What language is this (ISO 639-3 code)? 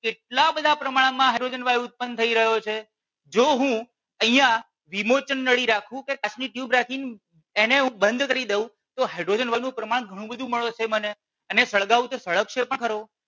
guj